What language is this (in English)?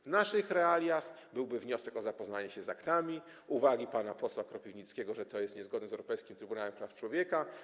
Polish